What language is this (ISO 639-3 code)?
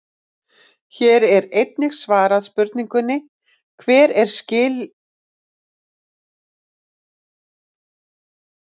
isl